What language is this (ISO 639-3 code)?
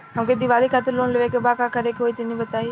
bho